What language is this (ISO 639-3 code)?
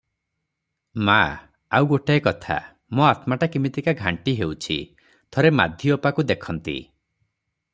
ori